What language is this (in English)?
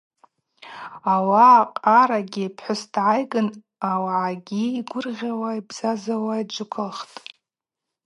Abaza